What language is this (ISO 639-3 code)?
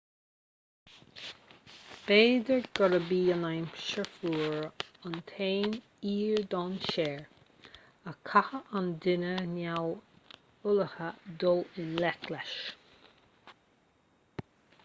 gle